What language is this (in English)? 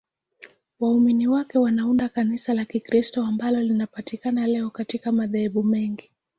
Swahili